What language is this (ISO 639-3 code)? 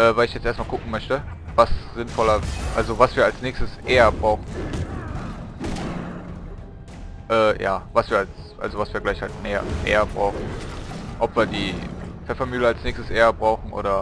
deu